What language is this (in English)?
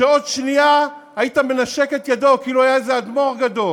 Hebrew